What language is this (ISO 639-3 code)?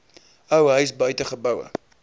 afr